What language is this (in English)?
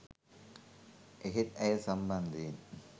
Sinhala